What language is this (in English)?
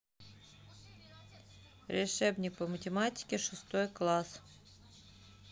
Russian